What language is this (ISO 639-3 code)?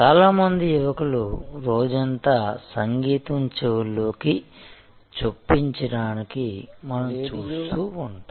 tel